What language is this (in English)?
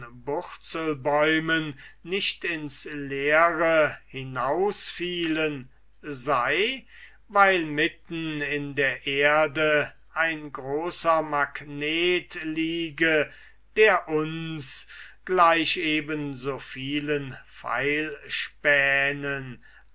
German